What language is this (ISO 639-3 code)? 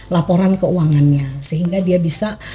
ind